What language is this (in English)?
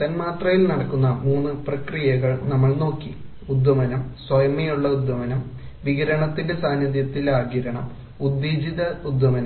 Malayalam